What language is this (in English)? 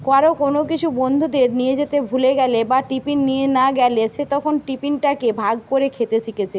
Bangla